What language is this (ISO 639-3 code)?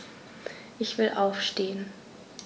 deu